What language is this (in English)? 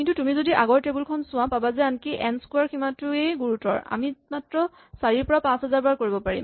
Assamese